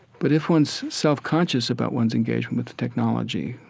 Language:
English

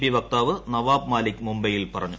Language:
Malayalam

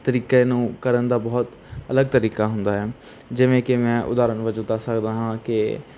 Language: Punjabi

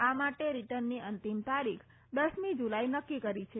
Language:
Gujarati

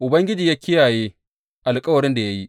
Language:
Hausa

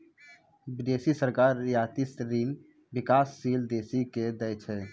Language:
Maithili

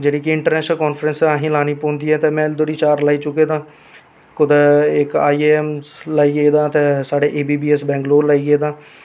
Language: Dogri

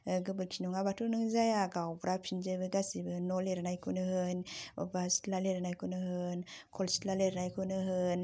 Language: Bodo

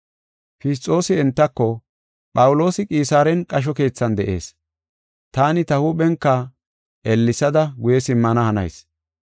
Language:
Gofa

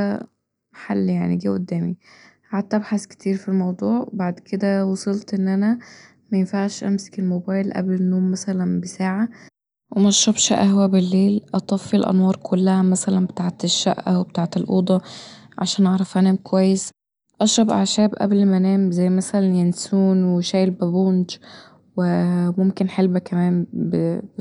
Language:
Egyptian Arabic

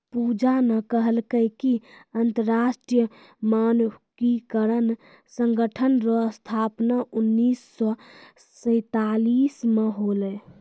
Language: Maithili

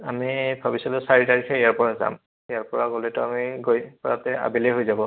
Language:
Assamese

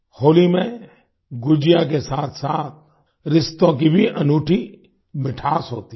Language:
Hindi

